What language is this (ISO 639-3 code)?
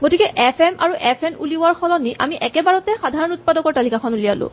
asm